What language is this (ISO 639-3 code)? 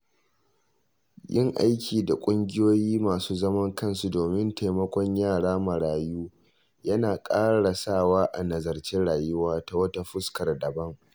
hau